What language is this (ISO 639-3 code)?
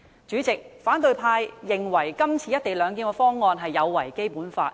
yue